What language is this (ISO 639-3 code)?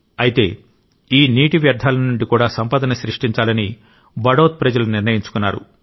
tel